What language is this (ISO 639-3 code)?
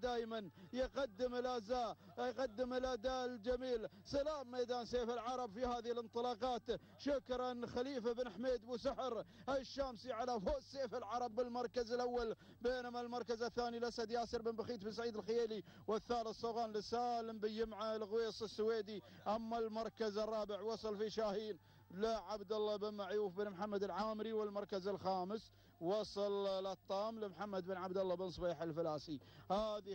ara